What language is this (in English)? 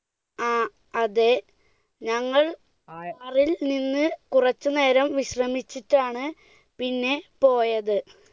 Malayalam